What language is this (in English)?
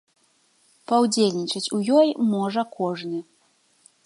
Belarusian